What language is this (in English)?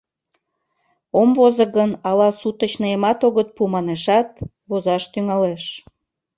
Mari